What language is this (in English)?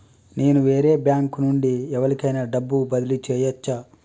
Telugu